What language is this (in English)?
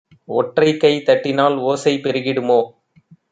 Tamil